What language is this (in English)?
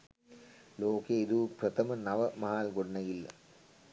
Sinhala